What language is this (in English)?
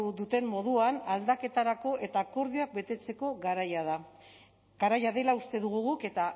Basque